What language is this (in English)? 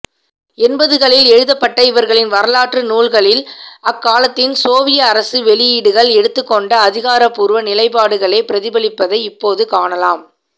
Tamil